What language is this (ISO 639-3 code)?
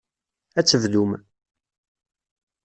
kab